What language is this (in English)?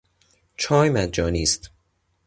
Persian